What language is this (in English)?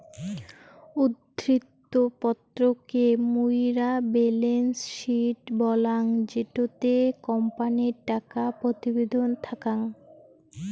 Bangla